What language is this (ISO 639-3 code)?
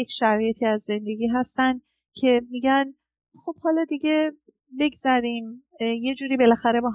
fas